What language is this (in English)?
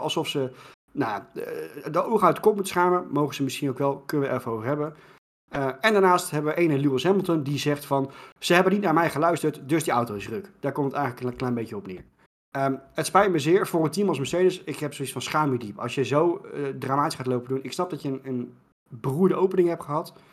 Dutch